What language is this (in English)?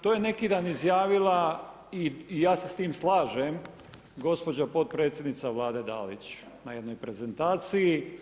Croatian